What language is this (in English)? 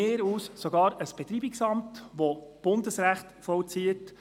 Swiss German